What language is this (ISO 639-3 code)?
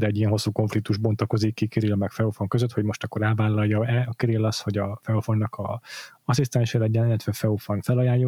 hun